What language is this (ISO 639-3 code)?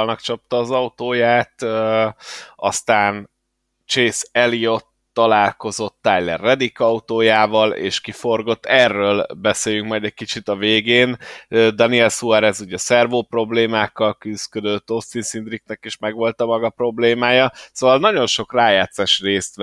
hun